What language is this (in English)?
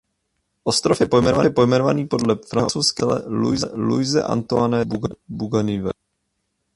Czech